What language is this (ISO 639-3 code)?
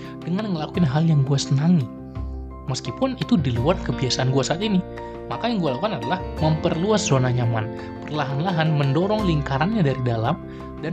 ind